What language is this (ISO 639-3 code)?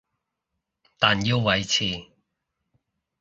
yue